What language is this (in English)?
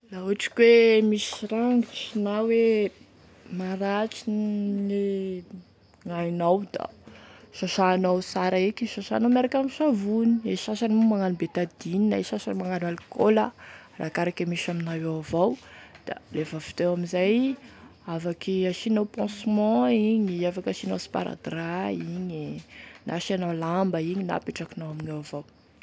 Tesaka Malagasy